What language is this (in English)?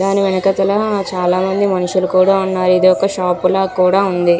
Telugu